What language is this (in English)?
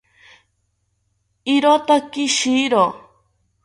South Ucayali Ashéninka